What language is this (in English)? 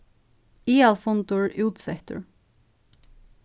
Faroese